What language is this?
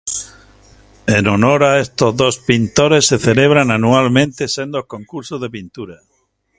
Spanish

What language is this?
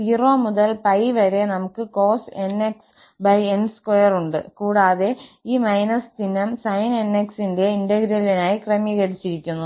Malayalam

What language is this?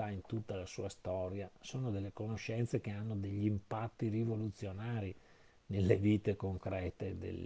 Italian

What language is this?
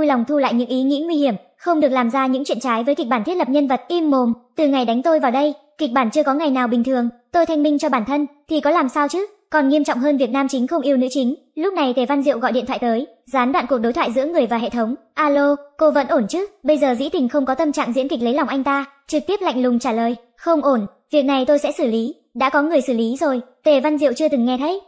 Vietnamese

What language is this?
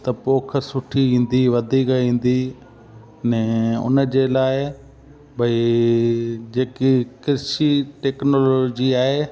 Sindhi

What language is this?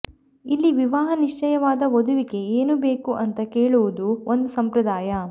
Kannada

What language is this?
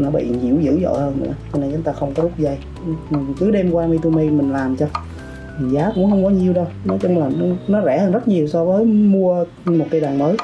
Vietnamese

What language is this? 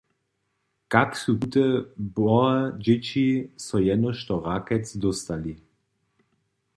Upper Sorbian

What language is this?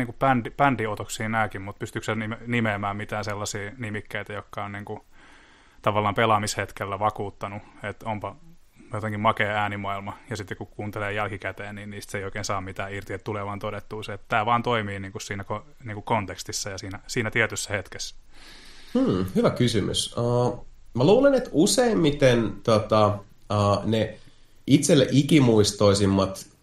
Finnish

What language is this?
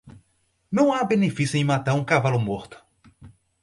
Portuguese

